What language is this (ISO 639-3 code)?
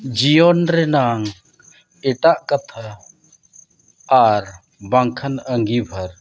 sat